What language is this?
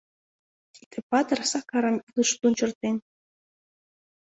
Mari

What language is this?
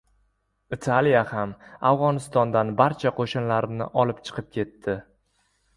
Uzbek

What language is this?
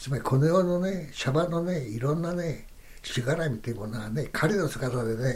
Japanese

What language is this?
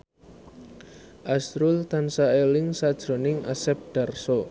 Javanese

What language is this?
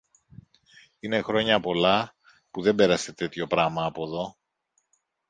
Greek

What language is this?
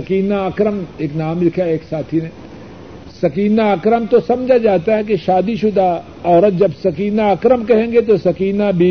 Urdu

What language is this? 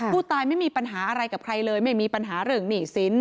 Thai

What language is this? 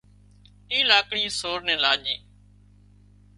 Wadiyara Koli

